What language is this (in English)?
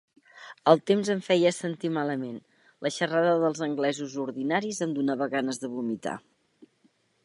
Catalan